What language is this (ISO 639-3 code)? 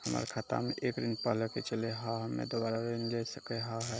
mai